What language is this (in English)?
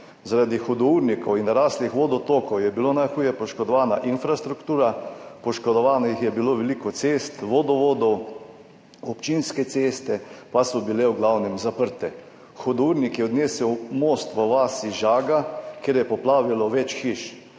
Slovenian